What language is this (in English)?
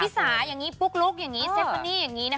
Thai